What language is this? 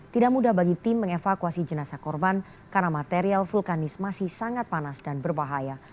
Indonesian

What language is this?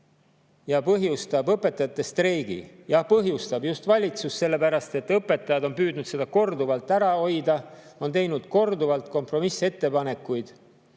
Estonian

